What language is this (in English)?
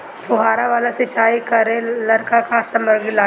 Bhojpuri